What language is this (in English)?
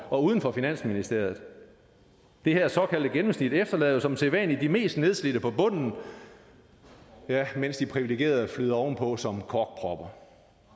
Danish